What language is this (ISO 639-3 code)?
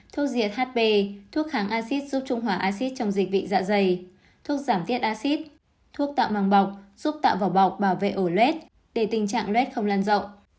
vie